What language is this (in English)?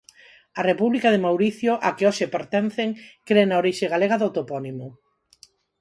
Galician